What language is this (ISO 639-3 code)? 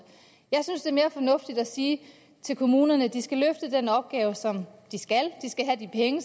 dan